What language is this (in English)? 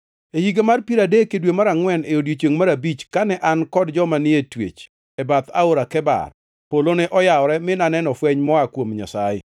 Luo (Kenya and Tanzania)